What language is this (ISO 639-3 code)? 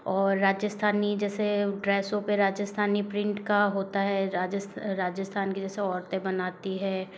hin